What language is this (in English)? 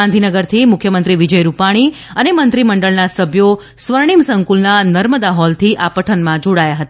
Gujarati